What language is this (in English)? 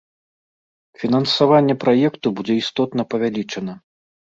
Belarusian